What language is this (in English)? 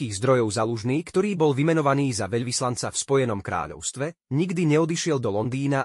Slovak